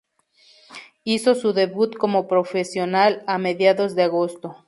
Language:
Spanish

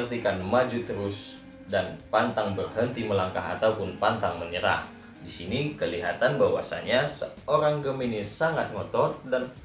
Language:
Indonesian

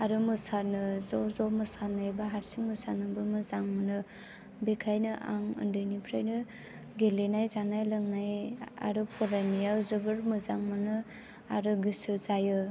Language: Bodo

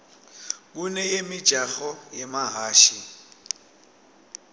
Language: Swati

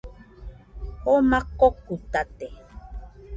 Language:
Nüpode Huitoto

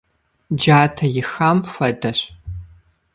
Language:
Kabardian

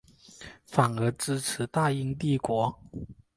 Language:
Chinese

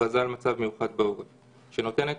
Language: Hebrew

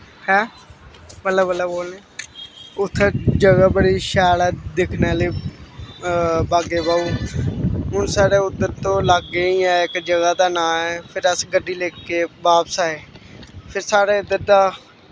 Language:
Dogri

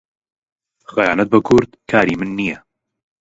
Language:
Central Kurdish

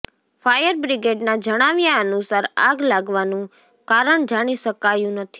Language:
Gujarati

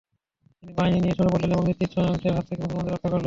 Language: Bangla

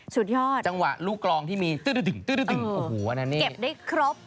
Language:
Thai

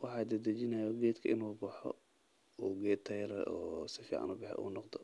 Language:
Somali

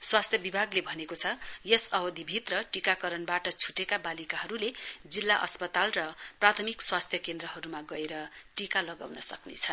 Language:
Nepali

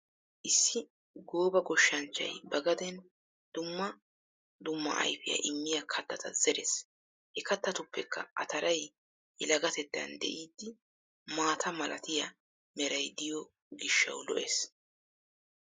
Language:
Wolaytta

